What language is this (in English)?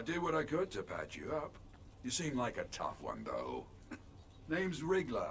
Thai